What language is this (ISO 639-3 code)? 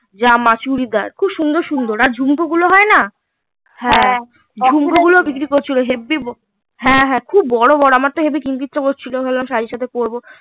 ben